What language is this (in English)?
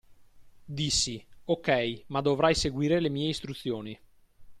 Italian